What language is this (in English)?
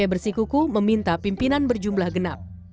Indonesian